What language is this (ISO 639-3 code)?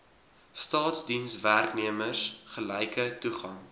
afr